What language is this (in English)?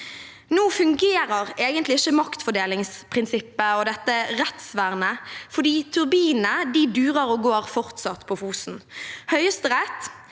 Norwegian